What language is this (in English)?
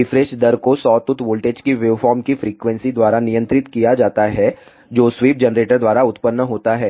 Hindi